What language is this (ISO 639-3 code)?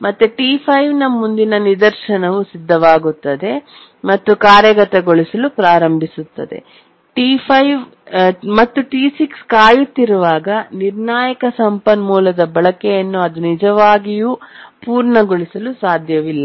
kan